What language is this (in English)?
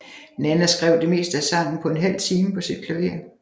Danish